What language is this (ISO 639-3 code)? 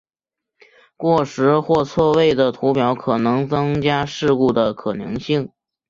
zho